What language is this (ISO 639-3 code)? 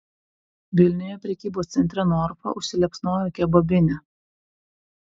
lit